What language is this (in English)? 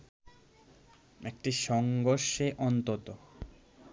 Bangla